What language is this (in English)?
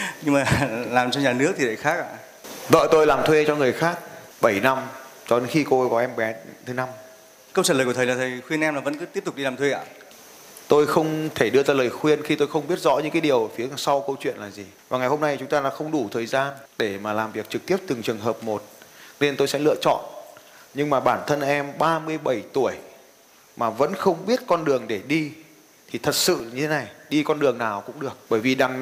Vietnamese